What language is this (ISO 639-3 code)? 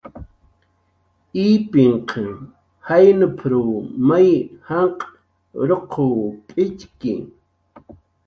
jqr